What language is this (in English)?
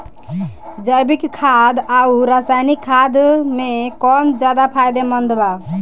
Bhojpuri